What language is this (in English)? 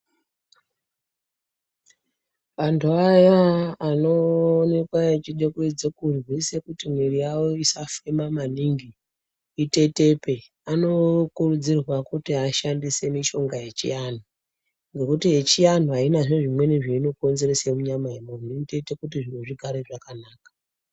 Ndau